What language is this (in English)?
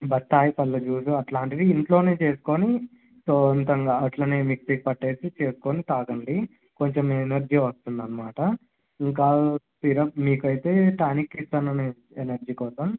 Telugu